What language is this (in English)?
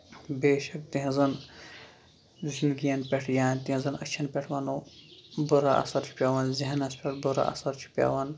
Kashmiri